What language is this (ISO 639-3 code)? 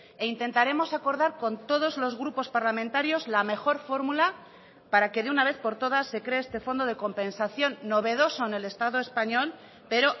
spa